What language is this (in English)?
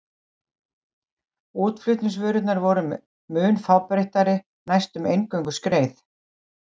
Icelandic